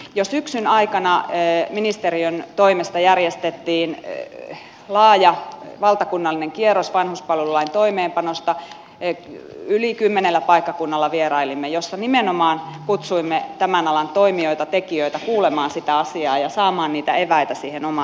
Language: Finnish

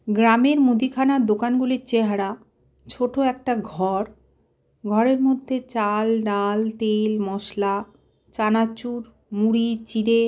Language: Bangla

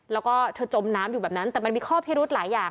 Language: Thai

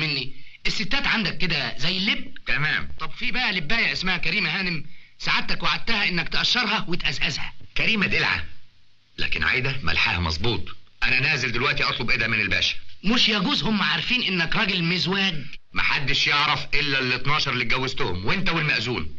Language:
Arabic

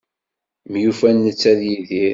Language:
Kabyle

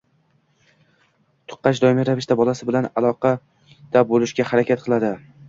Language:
Uzbek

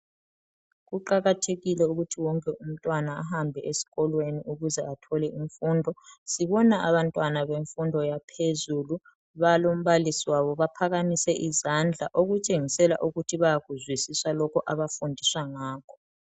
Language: North Ndebele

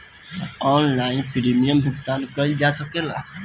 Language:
Bhojpuri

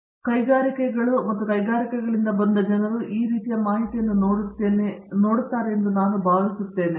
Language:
Kannada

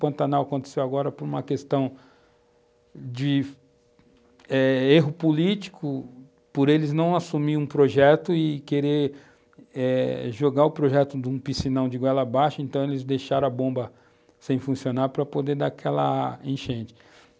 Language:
Portuguese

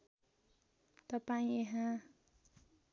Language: Nepali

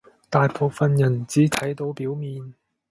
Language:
Cantonese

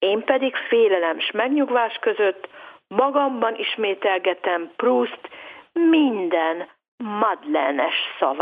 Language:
Hungarian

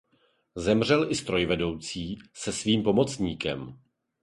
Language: Czech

